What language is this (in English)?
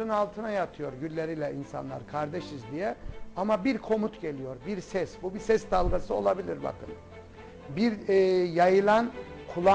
Turkish